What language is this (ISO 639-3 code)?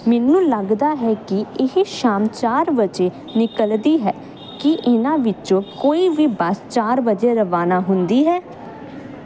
pan